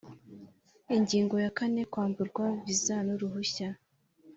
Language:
Kinyarwanda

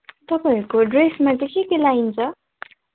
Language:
Nepali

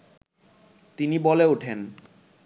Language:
Bangla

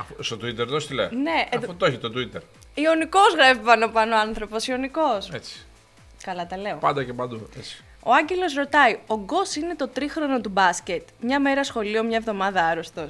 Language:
Greek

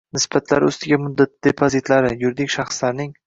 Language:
Uzbek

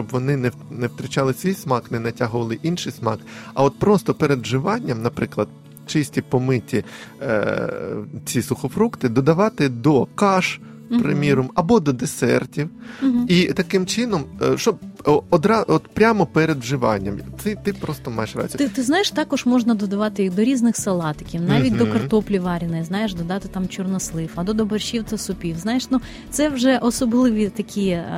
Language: Ukrainian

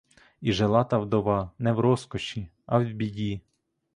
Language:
Ukrainian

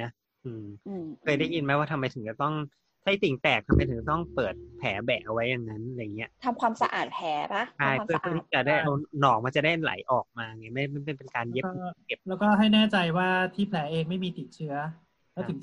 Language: Thai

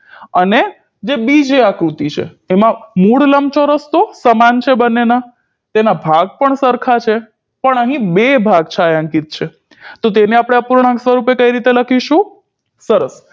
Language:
Gujarati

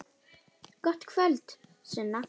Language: Icelandic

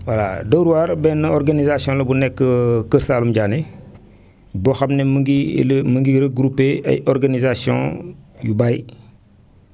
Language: Wolof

